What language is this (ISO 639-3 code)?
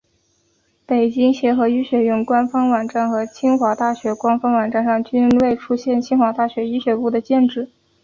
zho